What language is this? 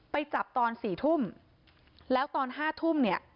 Thai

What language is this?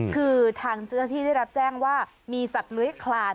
Thai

